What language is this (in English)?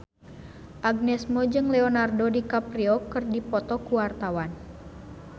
Sundanese